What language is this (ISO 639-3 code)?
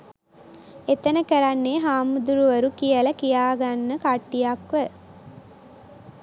sin